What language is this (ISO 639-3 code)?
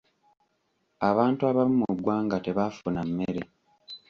lug